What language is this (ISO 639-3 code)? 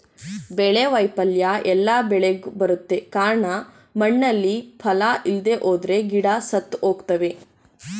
kan